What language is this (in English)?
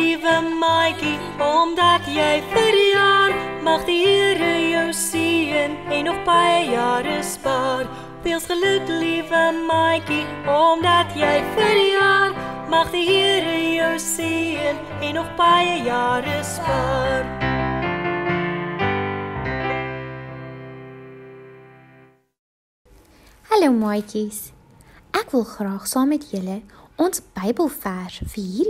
Dutch